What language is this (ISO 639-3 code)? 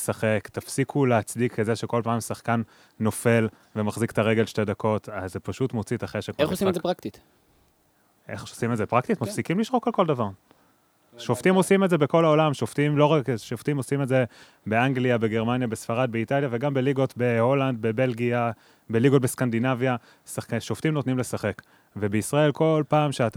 heb